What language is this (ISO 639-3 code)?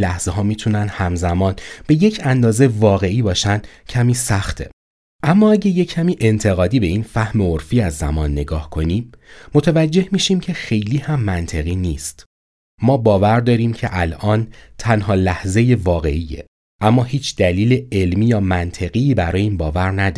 fas